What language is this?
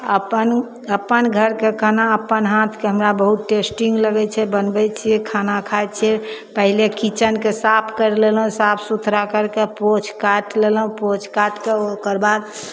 Maithili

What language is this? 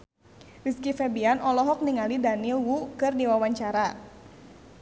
Sundanese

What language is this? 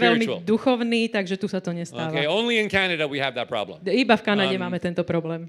Slovak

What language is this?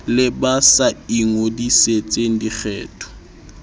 Southern Sotho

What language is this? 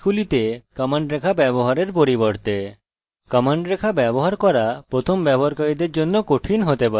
Bangla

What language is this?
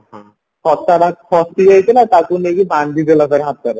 Odia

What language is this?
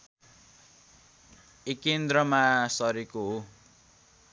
Nepali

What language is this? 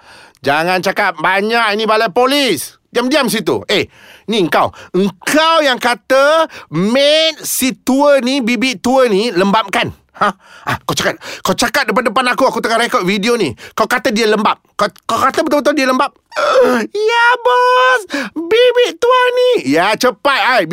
Malay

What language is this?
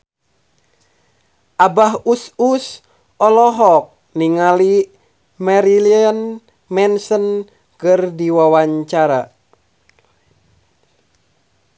Sundanese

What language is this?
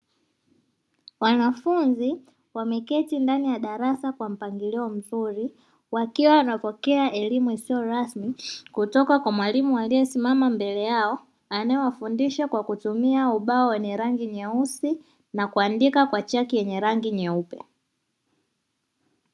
Swahili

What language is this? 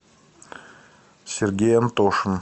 Russian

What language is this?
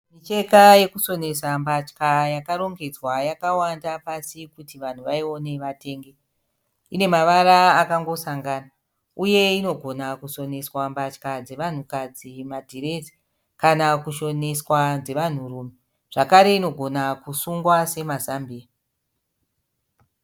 Shona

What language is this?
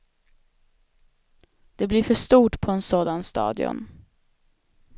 Swedish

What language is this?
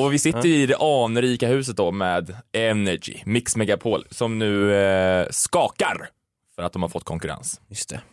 Swedish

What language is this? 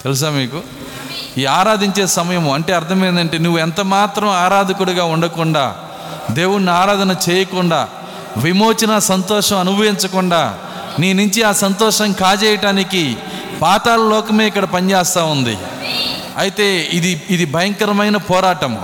Telugu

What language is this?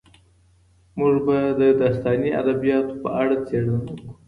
Pashto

